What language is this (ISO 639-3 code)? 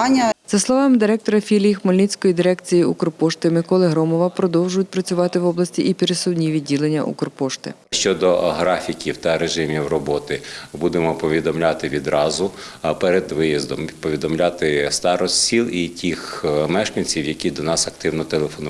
ukr